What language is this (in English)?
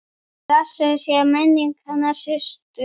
Icelandic